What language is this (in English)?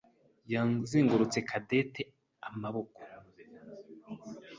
Kinyarwanda